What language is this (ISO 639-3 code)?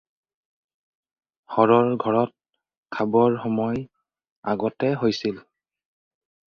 asm